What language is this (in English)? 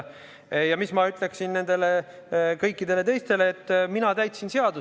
Estonian